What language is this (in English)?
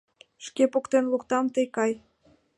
Mari